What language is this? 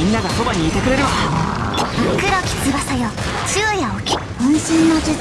Japanese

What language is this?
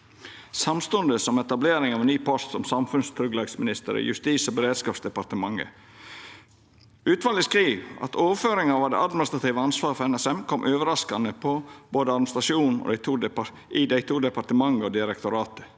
Norwegian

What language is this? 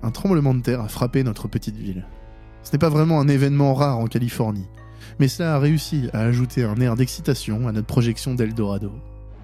French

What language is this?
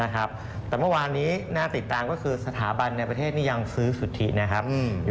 Thai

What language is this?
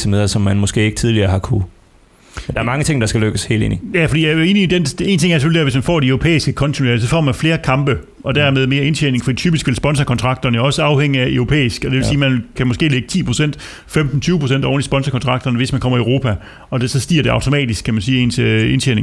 Danish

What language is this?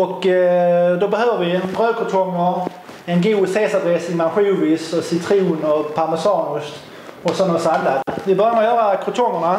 Swedish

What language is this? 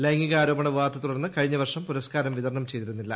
Malayalam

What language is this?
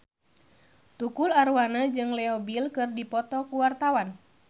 Sundanese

